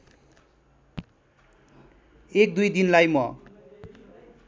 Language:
Nepali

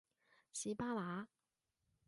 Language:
Cantonese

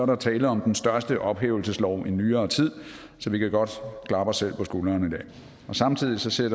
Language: Danish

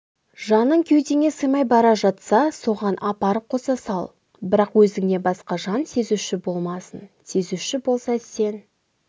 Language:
Kazakh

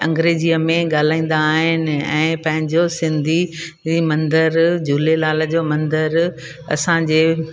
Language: Sindhi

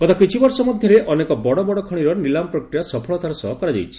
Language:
Odia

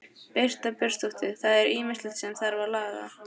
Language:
Icelandic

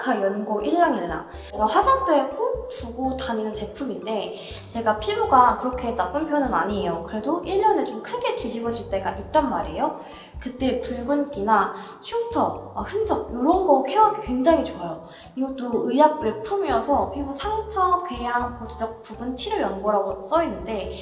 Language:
Korean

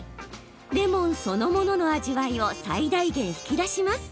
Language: Japanese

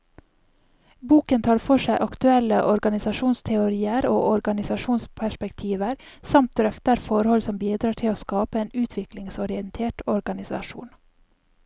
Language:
Norwegian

